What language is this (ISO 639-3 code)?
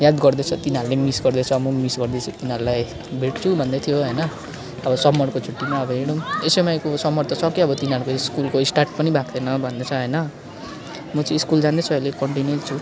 nep